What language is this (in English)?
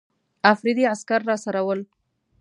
Pashto